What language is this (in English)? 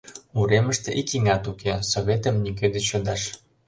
Mari